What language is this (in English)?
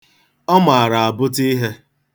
Igbo